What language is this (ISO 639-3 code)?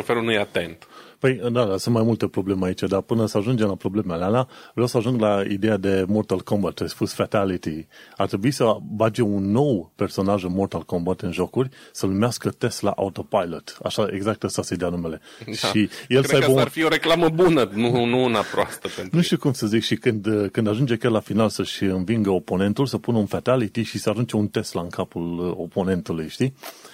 ron